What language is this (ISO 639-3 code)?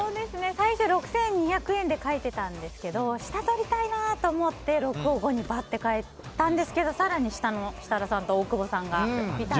jpn